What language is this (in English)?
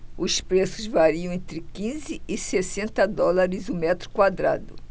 Portuguese